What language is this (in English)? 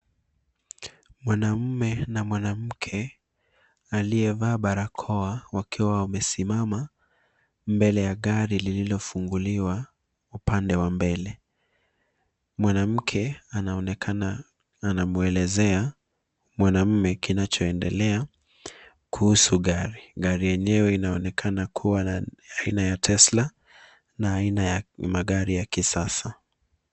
Swahili